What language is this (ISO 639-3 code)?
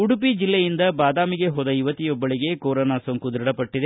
kan